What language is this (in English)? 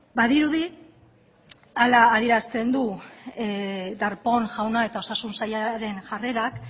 Basque